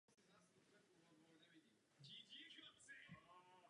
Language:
Czech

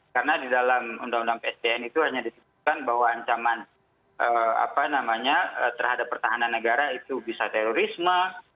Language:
Indonesian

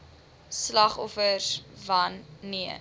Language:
Afrikaans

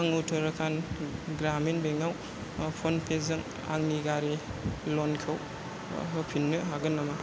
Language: Bodo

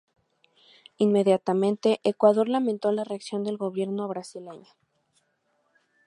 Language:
Spanish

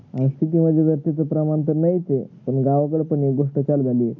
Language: Marathi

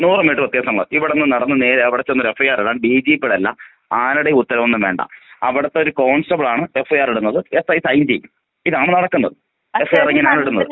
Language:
Malayalam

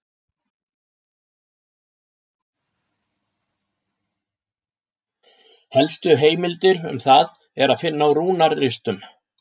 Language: Icelandic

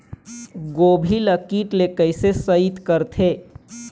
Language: Chhattisgarhi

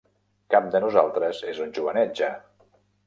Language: Catalan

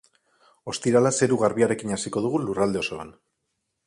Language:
Basque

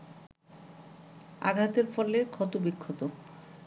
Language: Bangla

